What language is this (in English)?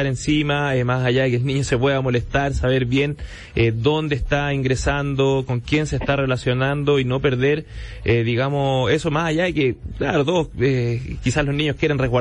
Spanish